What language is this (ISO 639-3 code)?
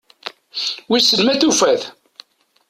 kab